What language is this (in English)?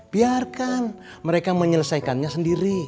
Indonesian